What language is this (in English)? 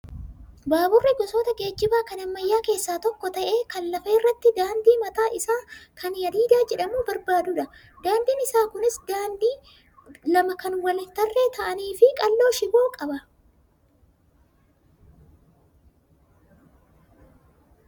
Oromo